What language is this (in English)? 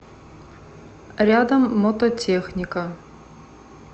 Russian